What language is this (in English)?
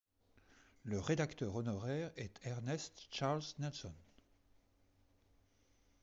French